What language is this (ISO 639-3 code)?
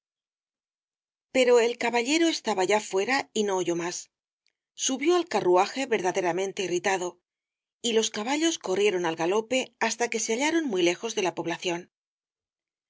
spa